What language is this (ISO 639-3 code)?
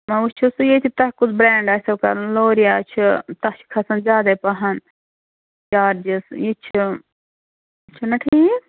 kas